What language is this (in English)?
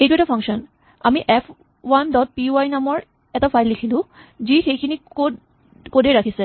Assamese